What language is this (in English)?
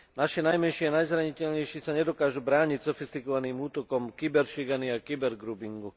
Slovak